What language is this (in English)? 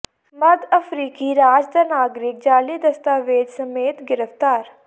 Punjabi